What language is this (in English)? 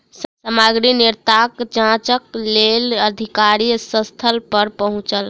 Maithili